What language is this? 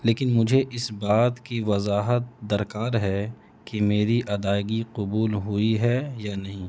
Urdu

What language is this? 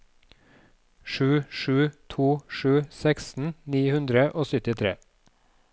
Norwegian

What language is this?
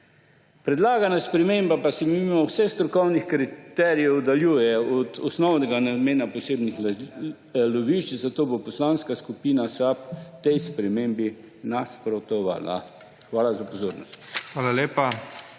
Slovenian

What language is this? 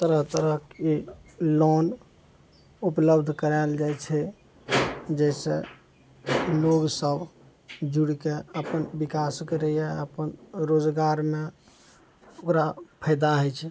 Maithili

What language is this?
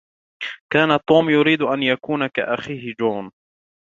Arabic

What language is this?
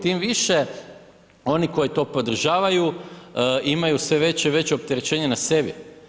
Croatian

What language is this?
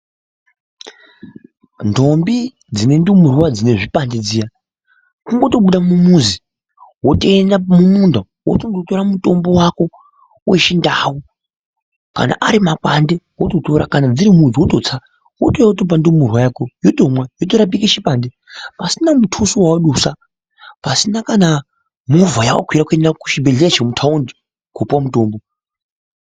Ndau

